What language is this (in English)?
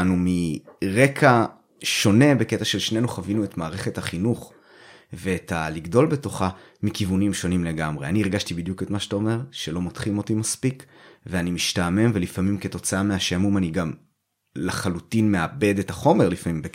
Hebrew